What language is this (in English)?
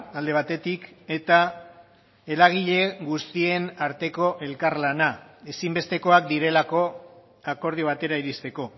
Basque